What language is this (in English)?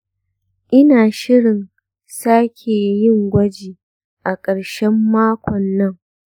Hausa